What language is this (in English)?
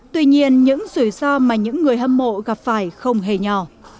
Vietnamese